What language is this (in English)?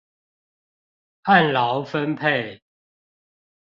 Chinese